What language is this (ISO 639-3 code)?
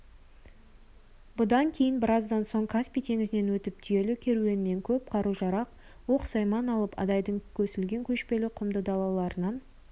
kaz